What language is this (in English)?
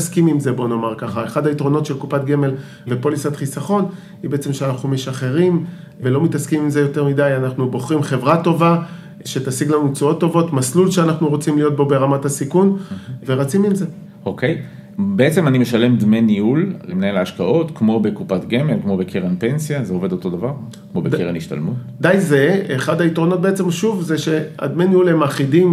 Hebrew